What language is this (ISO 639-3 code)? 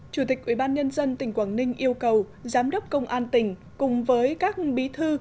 vie